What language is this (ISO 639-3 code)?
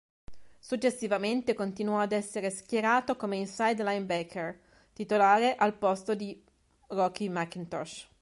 ita